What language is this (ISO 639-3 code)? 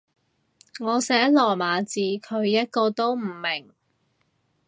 yue